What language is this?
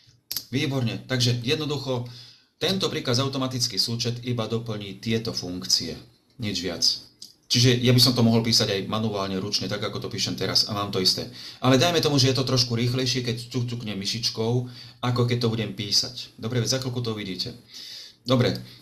Slovak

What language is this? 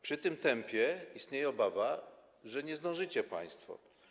Polish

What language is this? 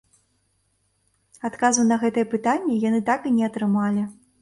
Belarusian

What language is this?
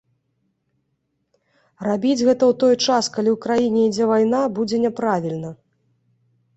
Belarusian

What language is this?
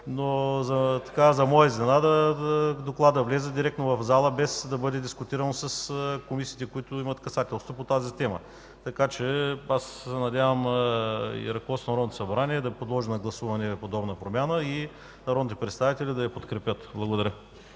Bulgarian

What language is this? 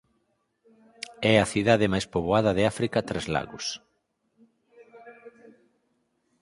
Galician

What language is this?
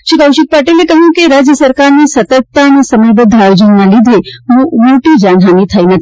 Gujarati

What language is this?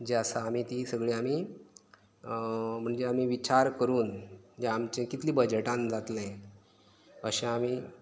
Konkani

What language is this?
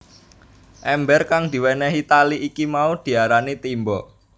Javanese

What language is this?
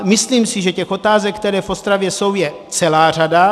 Czech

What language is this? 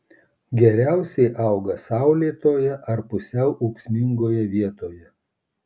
Lithuanian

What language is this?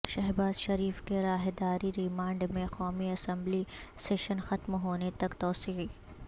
Urdu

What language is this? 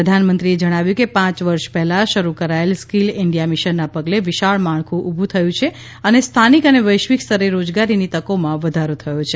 Gujarati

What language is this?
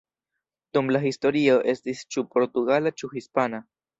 Esperanto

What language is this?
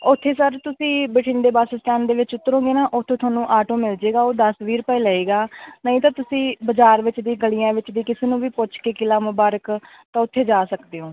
Punjabi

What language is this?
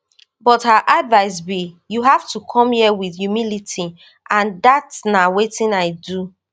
Nigerian Pidgin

